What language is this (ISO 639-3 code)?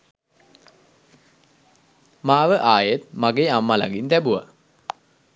sin